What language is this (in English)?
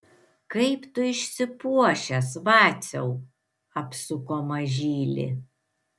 Lithuanian